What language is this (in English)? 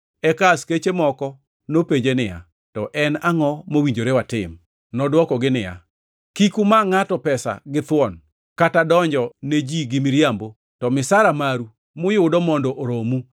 Luo (Kenya and Tanzania)